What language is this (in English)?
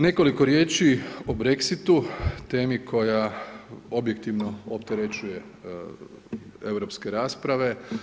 Croatian